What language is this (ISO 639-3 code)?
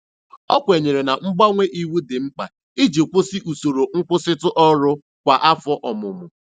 ibo